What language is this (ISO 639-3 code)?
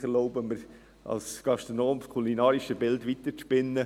gsw